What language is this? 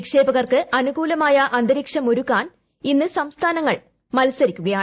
Malayalam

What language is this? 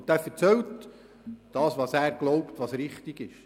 Swiss German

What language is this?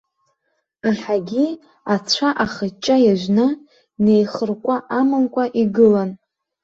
Abkhazian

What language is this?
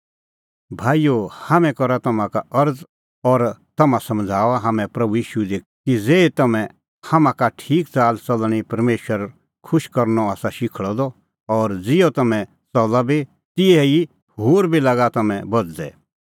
Kullu Pahari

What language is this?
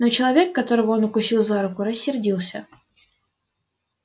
Russian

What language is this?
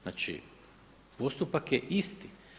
Croatian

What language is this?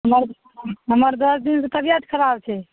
Maithili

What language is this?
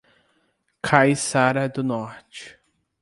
Portuguese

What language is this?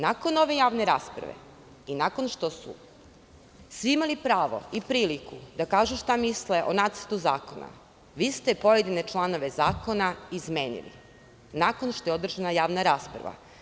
Serbian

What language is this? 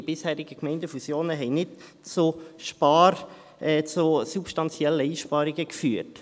Swiss German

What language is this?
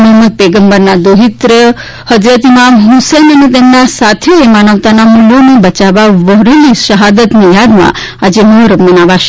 Gujarati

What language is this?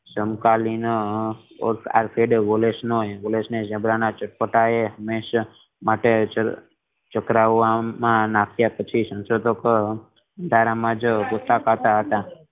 Gujarati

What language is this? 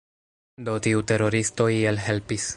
Esperanto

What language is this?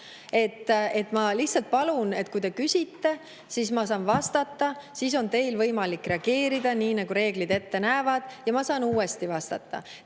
Estonian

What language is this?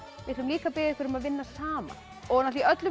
Icelandic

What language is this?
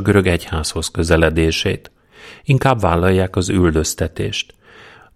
Hungarian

